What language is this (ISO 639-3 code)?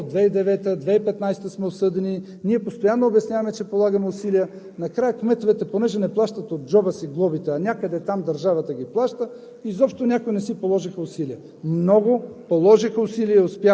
bul